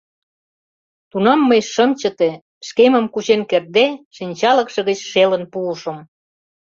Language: Mari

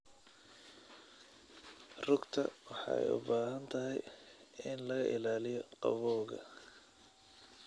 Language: Somali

